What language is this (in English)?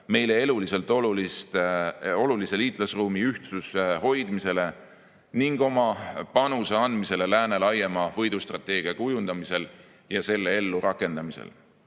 Estonian